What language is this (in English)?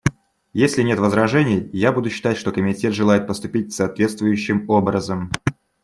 Russian